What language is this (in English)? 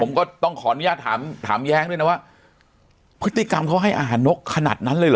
Thai